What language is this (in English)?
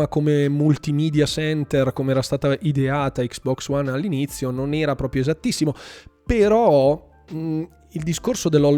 Italian